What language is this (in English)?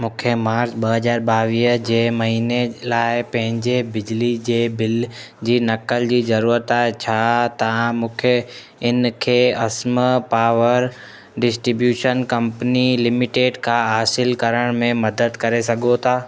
Sindhi